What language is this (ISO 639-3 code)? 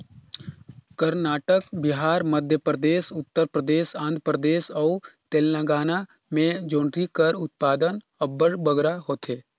hne